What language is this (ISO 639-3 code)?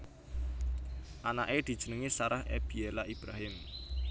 jav